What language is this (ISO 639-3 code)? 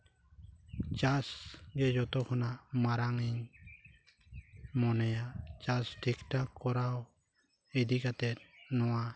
sat